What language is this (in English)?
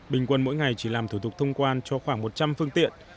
Vietnamese